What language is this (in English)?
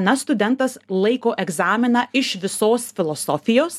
Lithuanian